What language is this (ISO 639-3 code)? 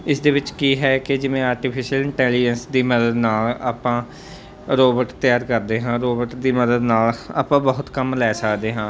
pan